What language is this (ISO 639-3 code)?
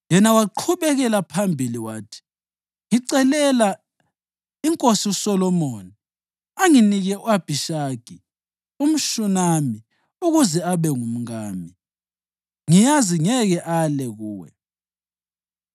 nde